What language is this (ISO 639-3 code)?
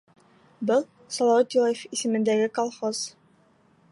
bak